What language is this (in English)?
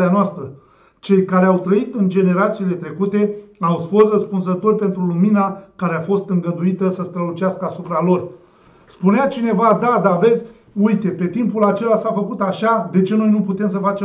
Romanian